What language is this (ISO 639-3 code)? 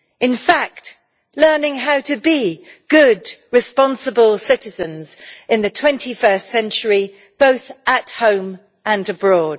eng